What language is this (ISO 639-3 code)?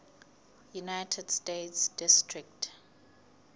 sot